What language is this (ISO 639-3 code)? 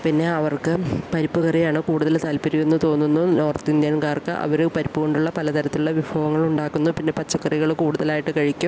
mal